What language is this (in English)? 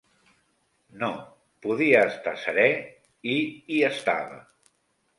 Catalan